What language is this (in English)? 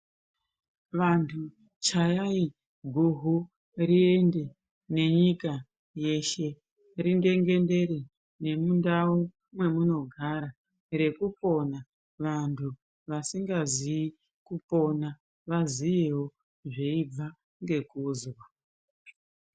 Ndau